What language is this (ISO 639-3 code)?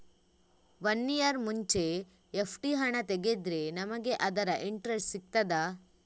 kan